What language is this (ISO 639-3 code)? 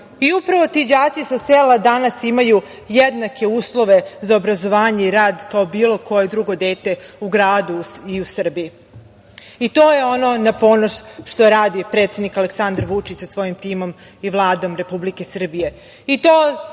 srp